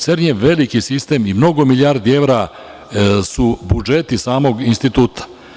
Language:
Serbian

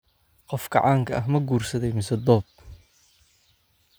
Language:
Somali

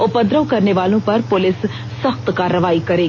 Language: Hindi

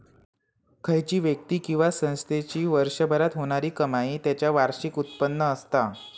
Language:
Marathi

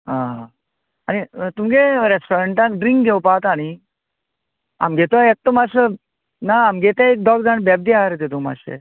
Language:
Konkani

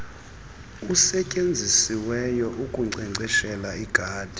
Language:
Xhosa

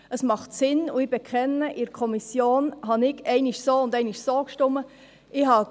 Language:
Swiss German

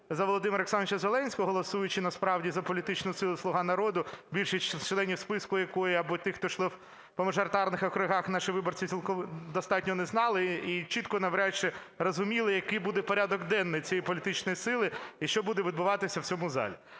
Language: Ukrainian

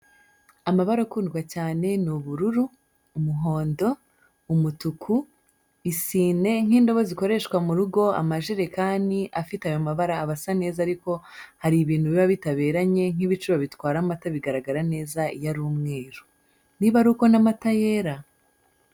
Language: Kinyarwanda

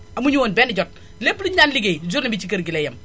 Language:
Wolof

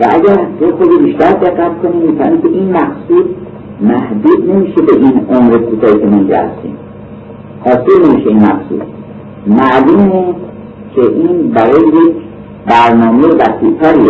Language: Persian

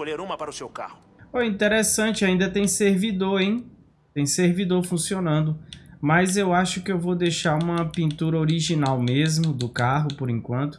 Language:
Portuguese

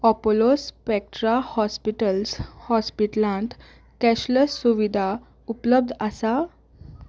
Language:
Konkani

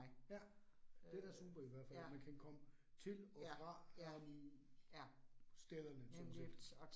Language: Danish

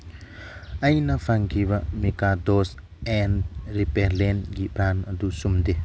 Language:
Manipuri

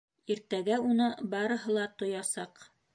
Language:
Bashkir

